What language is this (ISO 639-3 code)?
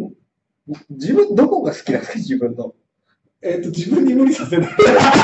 jpn